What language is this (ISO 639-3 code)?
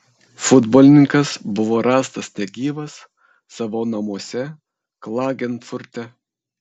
lit